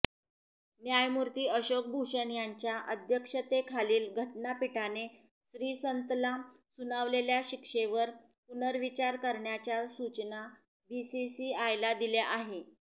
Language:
Marathi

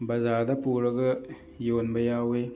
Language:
Manipuri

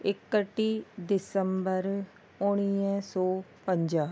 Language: Sindhi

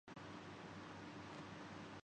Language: Urdu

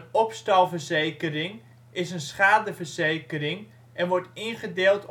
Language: Dutch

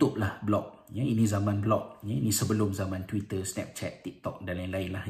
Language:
Malay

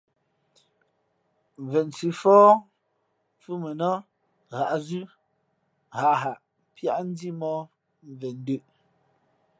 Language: Fe'fe'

